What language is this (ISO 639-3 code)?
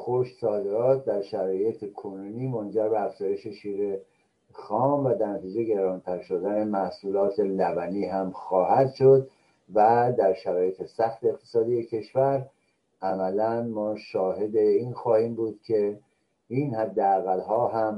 fas